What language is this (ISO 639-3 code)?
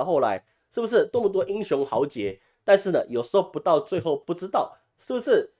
zho